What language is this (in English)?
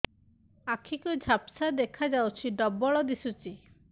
Odia